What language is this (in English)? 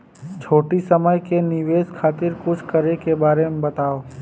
Bhojpuri